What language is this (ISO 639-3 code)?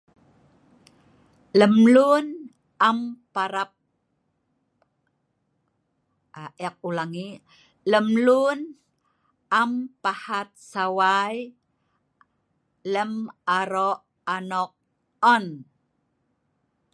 snv